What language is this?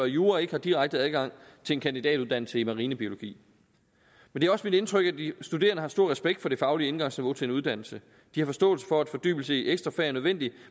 Danish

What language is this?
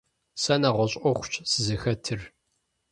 Kabardian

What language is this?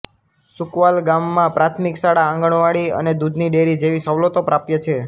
Gujarati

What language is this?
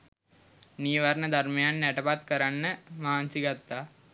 Sinhala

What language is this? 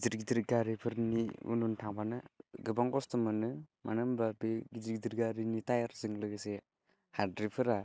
Bodo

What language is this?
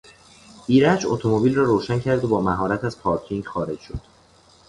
Persian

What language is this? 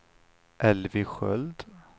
Swedish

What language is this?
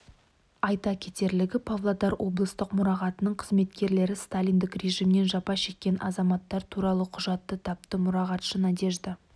Kazakh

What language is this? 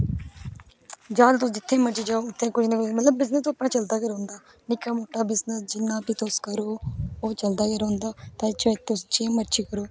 Dogri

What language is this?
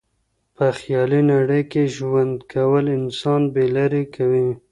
Pashto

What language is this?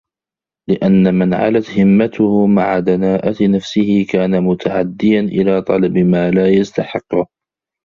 Arabic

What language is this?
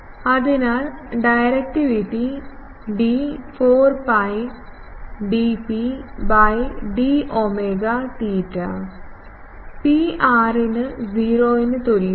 Malayalam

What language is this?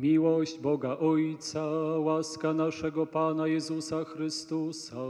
Polish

